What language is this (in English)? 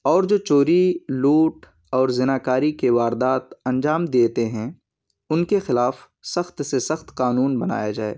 Urdu